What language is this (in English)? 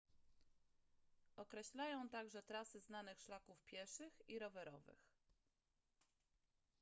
Polish